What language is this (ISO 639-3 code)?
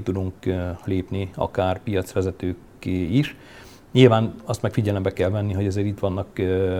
hun